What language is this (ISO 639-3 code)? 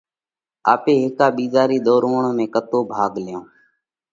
kvx